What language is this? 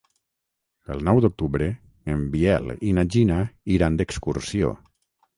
Catalan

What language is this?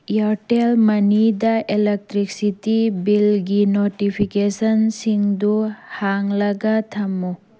Manipuri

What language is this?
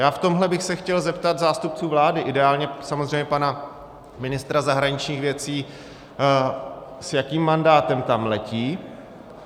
Czech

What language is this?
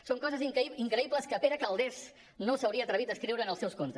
Catalan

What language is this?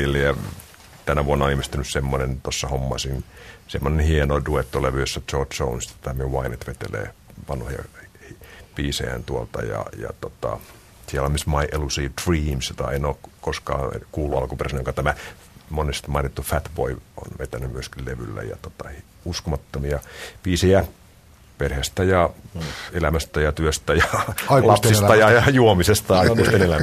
Finnish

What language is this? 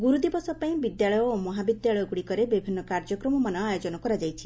Odia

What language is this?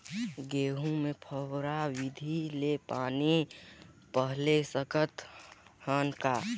Chhattisgarhi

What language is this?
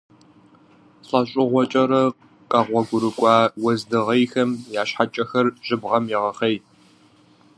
Kabardian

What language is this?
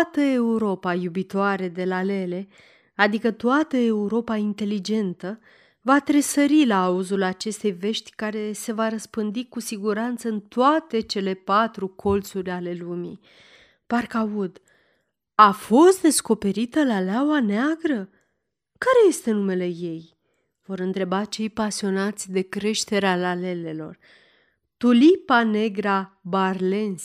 Romanian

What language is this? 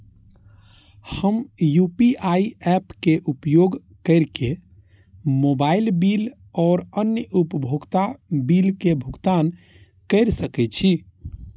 Maithili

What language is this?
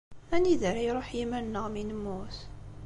Kabyle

